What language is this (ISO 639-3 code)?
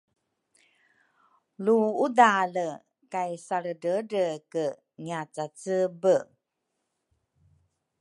dru